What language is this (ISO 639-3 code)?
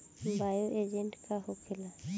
bho